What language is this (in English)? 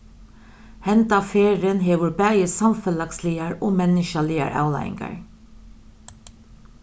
Faroese